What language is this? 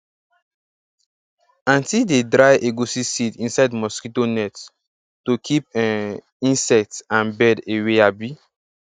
Nigerian Pidgin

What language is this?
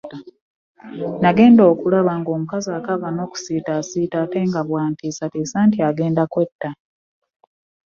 Ganda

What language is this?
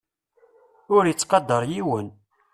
Kabyle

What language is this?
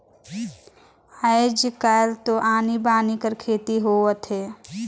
Chhattisgarhi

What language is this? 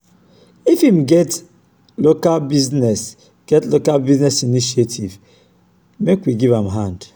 Nigerian Pidgin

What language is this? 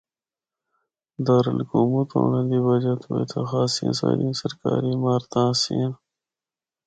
Northern Hindko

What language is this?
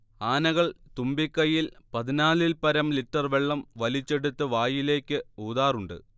Malayalam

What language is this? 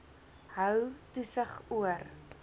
Afrikaans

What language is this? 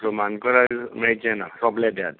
Konkani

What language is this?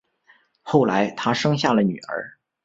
Chinese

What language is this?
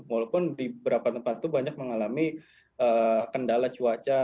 Indonesian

